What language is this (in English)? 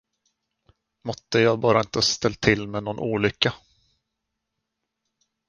Swedish